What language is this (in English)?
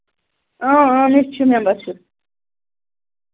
Kashmiri